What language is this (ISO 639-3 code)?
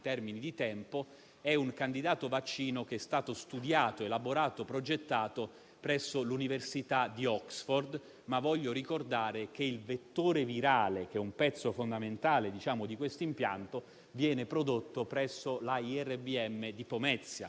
ita